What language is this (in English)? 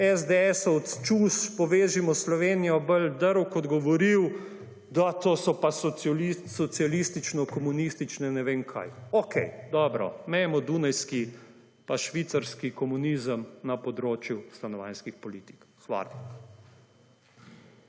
Slovenian